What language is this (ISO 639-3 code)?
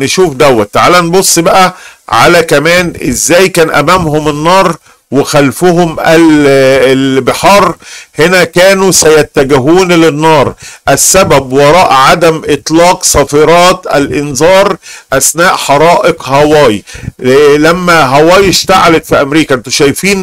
ara